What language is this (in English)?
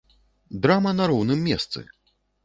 Belarusian